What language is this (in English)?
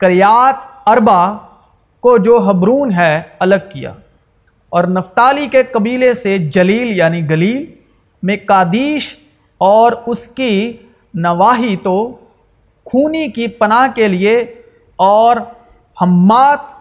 Urdu